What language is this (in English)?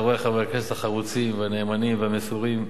Hebrew